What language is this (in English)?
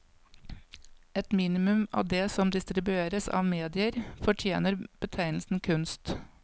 Norwegian